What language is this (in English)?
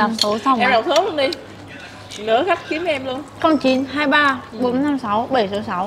Vietnamese